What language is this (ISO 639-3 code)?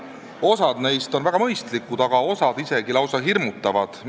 est